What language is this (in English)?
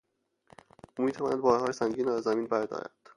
Persian